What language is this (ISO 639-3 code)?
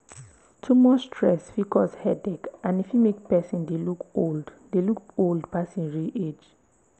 pcm